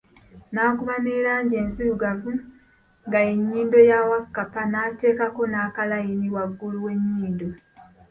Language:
Ganda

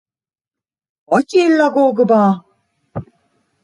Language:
Hungarian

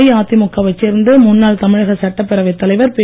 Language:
Tamil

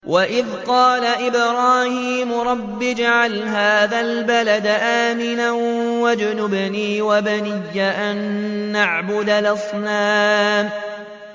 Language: Arabic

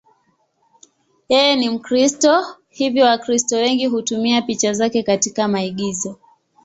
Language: Swahili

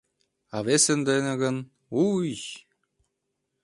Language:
Mari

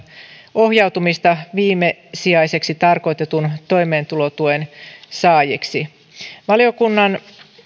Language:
Finnish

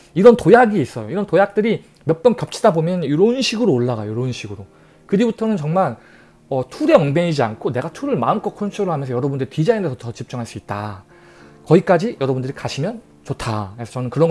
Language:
Korean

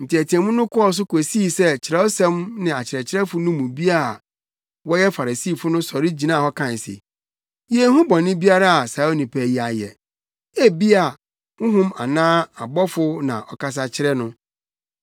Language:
Akan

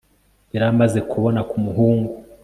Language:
Kinyarwanda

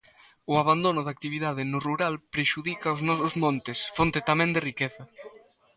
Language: Galician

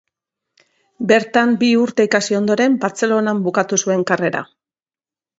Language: Basque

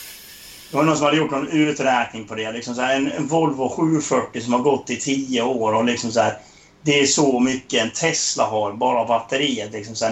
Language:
Swedish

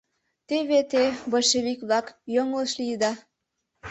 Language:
Mari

